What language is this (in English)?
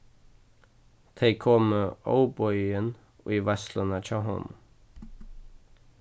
Faroese